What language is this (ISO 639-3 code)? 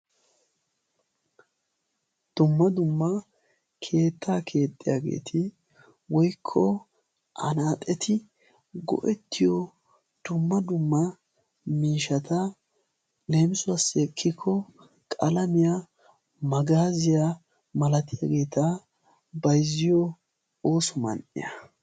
wal